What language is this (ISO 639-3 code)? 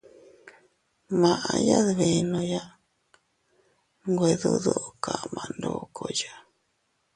cut